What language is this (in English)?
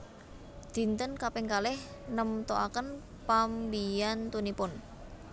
Javanese